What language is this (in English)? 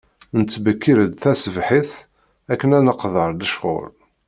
Kabyle